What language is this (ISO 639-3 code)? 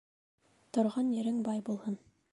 bak